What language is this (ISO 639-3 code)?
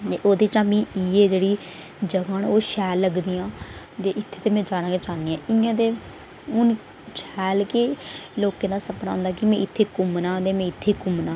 doi